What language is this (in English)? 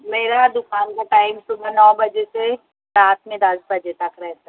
Urdu